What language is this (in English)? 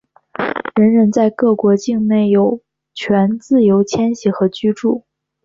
Chinese